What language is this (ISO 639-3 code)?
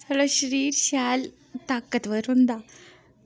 doi